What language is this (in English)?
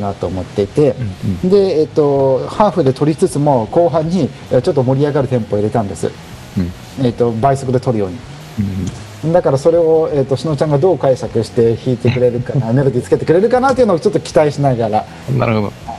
Japanese